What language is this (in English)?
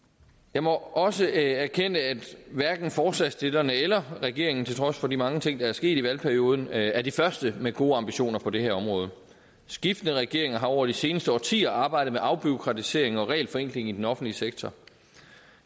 Danish